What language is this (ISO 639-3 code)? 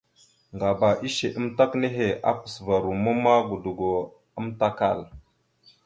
mxu